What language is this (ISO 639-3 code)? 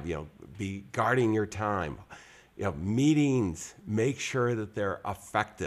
eng